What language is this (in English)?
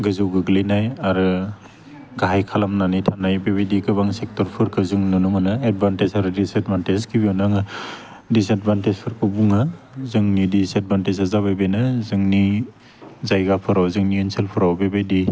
Bodo